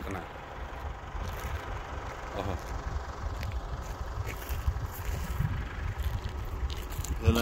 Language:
Arabic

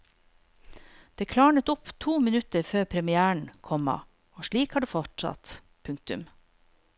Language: Norwegian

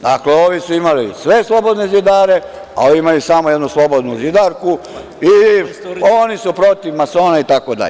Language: Serbian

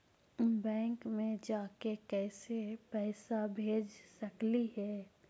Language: Magahi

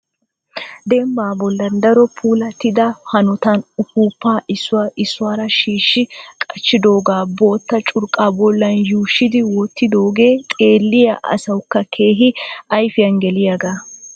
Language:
Wolaytta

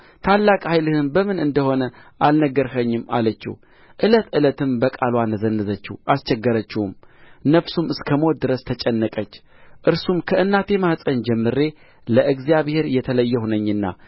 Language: Amharic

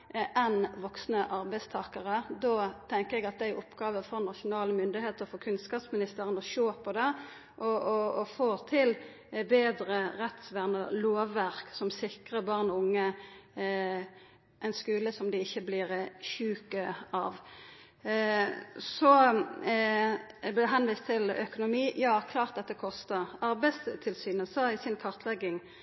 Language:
Norwegian Nynorsk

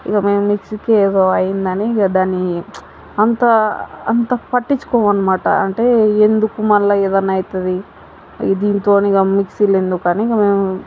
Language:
Telugu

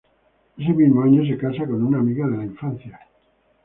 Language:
Spanish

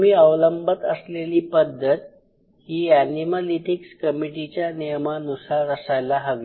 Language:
Marathi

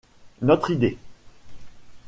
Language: French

